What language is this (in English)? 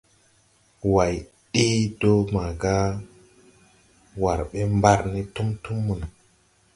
Tupuri